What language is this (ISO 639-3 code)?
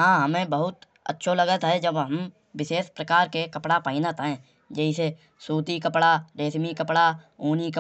bjj